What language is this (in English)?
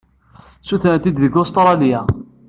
Kabyle